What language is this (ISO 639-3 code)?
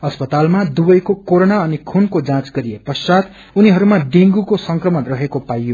nep